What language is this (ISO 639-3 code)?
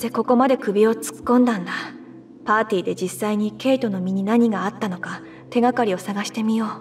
jpn